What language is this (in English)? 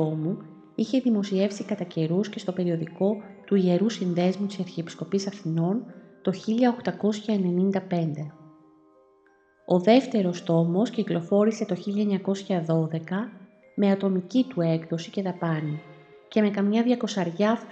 Greek